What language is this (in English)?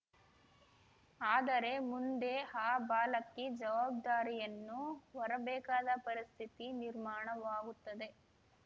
Kannada